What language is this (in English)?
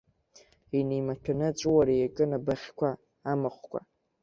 Abkhazian